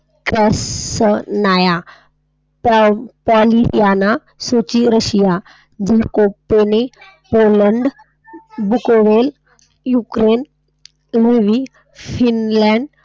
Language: Marathi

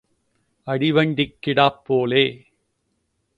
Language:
Tamil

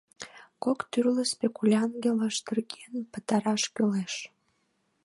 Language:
Mari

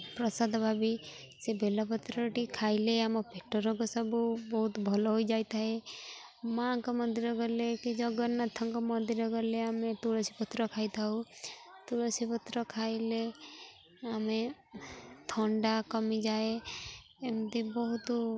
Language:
Odia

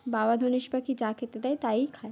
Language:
Bangla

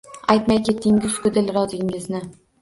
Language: Uzbek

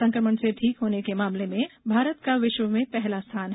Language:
Hindi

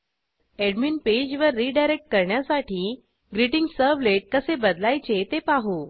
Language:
Marathi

